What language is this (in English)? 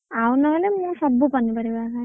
Odia